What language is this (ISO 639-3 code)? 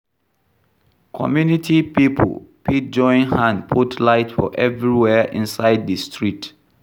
pcm